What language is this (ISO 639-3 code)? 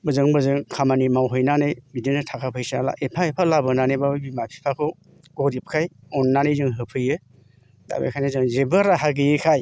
brx